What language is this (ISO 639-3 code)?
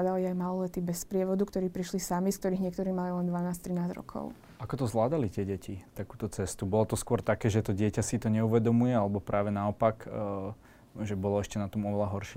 slk